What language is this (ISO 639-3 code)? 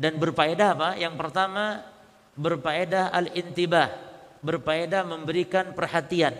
ind